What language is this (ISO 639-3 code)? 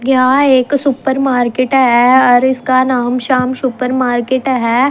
bgc